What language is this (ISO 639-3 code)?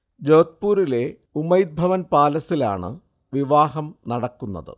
mal